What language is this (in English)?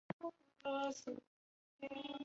Chinese